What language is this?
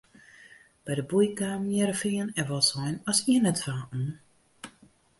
Western Frisian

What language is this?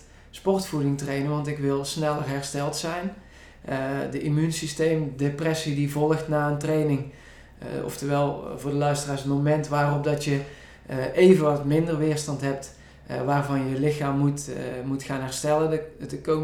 Dutch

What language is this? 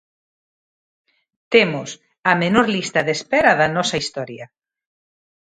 Galician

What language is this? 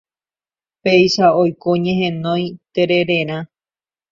Guarani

